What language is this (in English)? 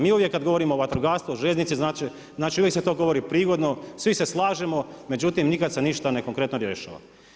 Croatian